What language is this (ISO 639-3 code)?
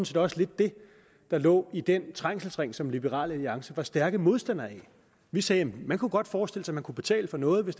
dan